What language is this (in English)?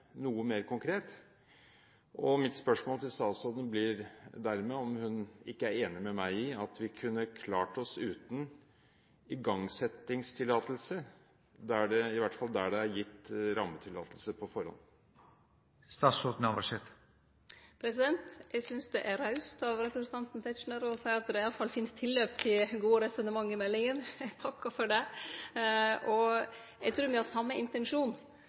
Norwegian